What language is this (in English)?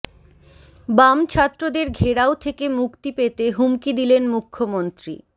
Bangla